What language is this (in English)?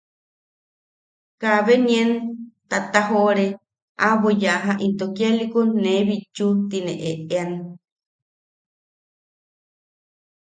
Yaqui